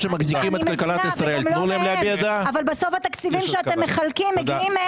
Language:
Hebrew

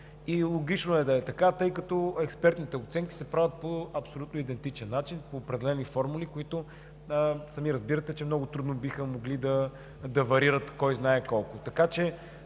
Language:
Bulgarian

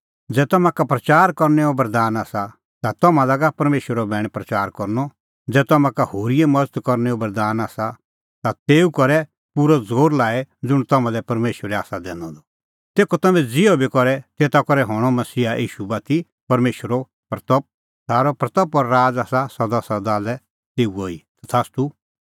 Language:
Kullu Pahari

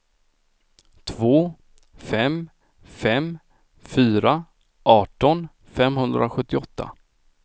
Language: Swedish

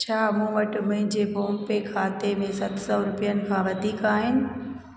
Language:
Sindhi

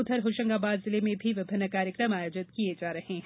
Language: Hindi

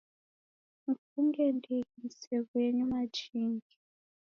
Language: Taita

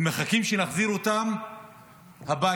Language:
Hebrew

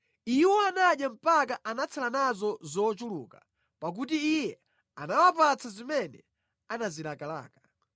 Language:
Nyanja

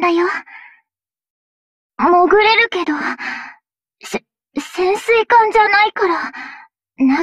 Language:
Japanese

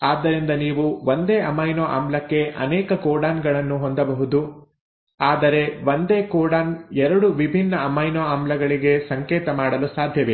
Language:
Kannada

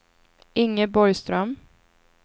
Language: Swedish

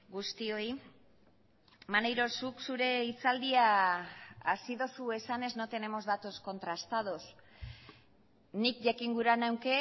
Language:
Basque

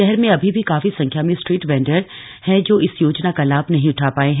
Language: Hindi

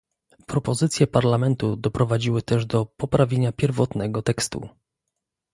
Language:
Polish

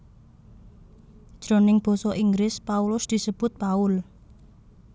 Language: Javanese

